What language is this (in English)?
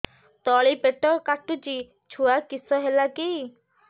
Odia